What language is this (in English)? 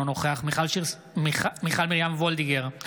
Hebrew